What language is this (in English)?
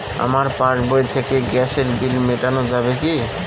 Bangla